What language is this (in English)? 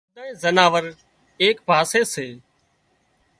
Wadiyara Koli